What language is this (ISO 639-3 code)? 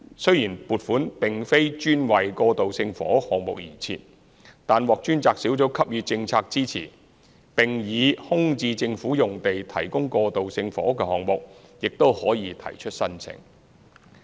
yue